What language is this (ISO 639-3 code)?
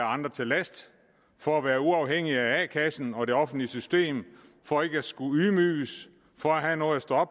dan